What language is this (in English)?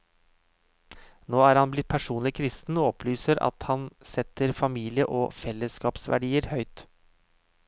Norwegian